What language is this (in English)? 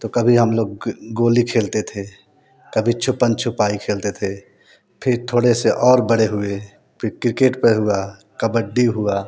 Hindi